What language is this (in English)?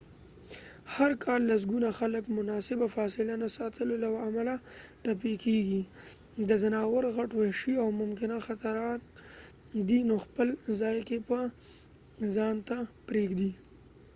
Pashto